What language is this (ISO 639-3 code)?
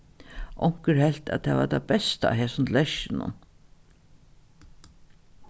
fao